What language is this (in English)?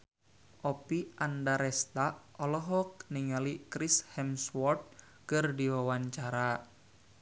Sundanese